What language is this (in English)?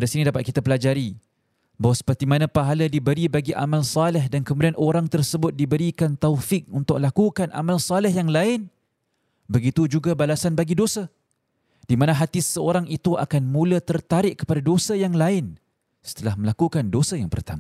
Malay